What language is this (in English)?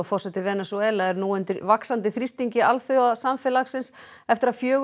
Icelandic